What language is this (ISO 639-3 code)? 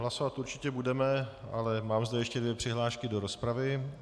ces